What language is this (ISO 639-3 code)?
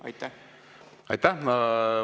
est